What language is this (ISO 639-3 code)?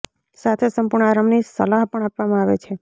guj